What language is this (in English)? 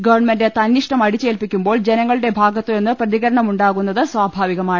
Malayalam